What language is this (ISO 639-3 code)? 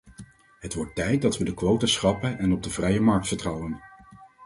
nld